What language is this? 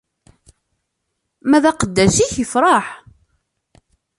Kabyle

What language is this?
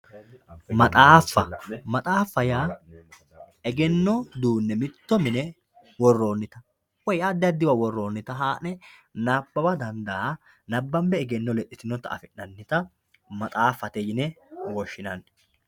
Sidamo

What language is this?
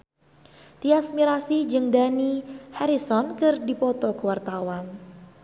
Sundanese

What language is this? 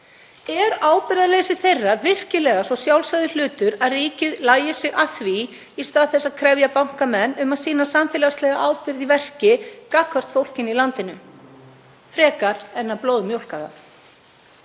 Icelandic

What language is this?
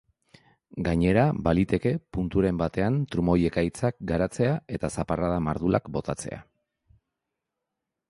Basque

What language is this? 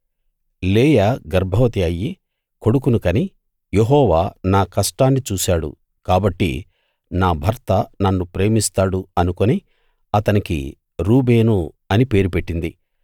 Telugu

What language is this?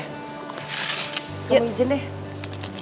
Indonesian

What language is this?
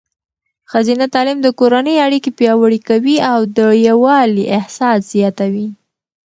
Pashto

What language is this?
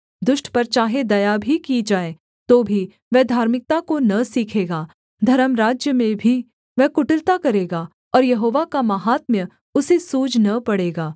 Hindi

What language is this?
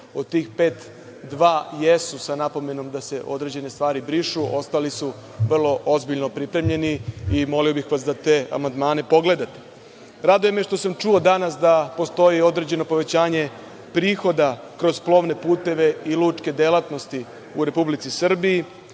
Serbian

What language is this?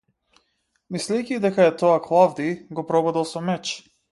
Macedonian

